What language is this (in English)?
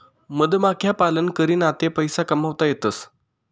Marathi